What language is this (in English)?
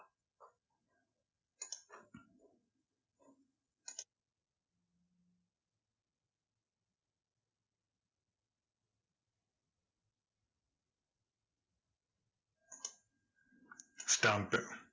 Tamil